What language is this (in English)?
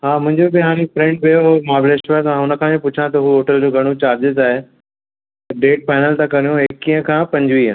Sindhi